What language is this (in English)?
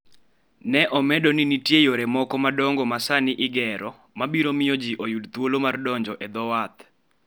Luo (Kenya and Tanzania)